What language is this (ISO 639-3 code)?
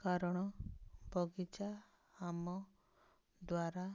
ori